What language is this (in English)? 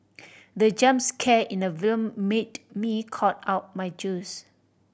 English